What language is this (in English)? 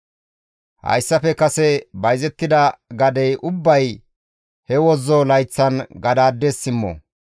Gamo